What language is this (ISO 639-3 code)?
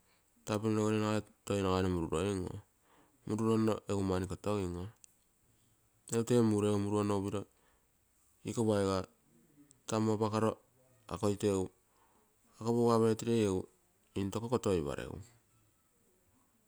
buo